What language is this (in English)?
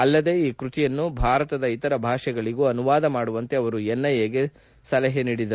Kannada